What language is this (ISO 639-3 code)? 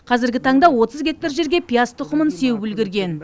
kaz